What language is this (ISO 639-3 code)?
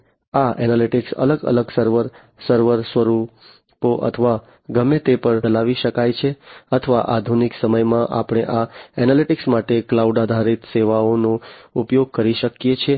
guj